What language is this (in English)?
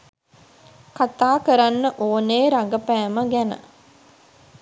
Sinhala